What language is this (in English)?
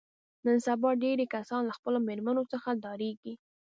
Pashto